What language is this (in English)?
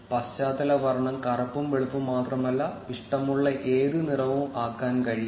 Malayalam